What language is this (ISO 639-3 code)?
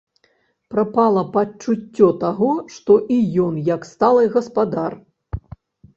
bel